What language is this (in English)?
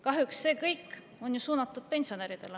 Estonian